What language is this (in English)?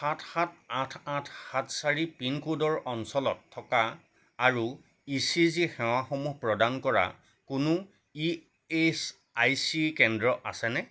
Assamese